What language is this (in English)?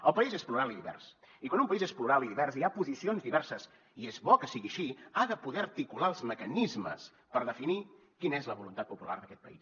Catalan